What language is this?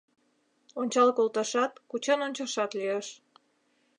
Mari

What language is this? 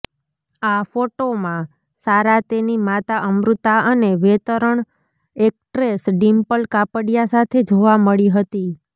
Gujarati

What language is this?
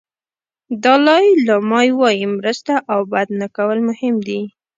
Pashto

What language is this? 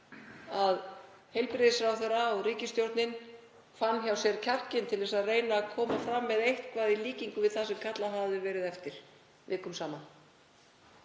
Icelandic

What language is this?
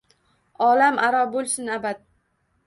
Uzbek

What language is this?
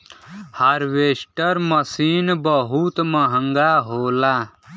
Bhojpuri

